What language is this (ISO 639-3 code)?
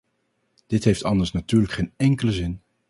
nld